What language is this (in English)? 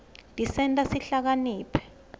Swati